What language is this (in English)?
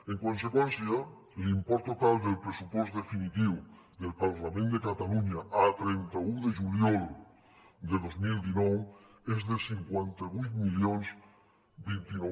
Catalan